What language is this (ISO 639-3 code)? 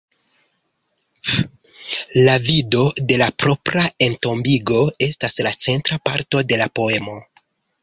epo